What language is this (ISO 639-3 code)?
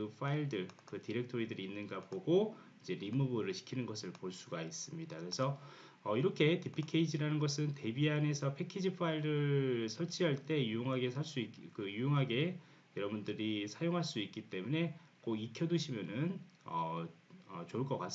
kor